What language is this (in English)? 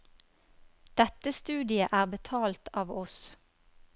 Norwegian